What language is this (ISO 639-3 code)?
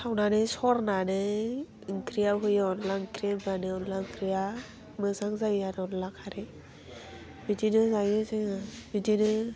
brx